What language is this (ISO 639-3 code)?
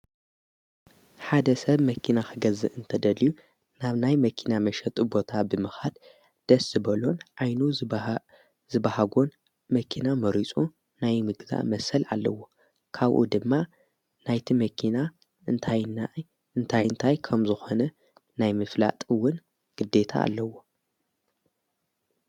tir